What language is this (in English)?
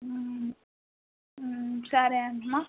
Telugu